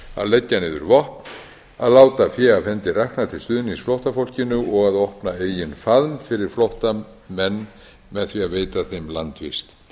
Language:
Icelandic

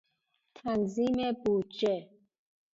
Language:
Persian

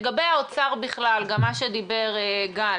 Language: Hebrew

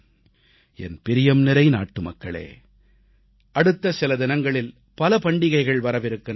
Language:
Tamil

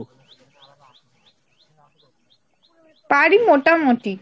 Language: Bangla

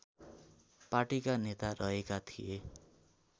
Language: Nepali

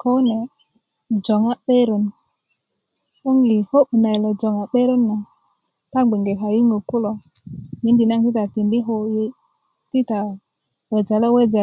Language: Kuku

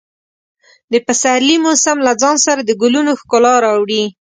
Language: Pashto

